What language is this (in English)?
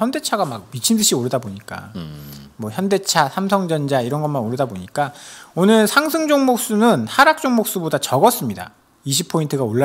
Korean